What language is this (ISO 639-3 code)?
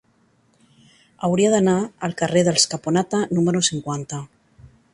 cat